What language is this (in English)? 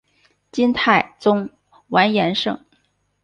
Chinese